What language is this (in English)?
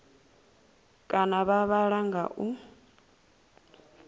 Venda